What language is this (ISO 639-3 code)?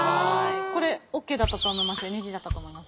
jpn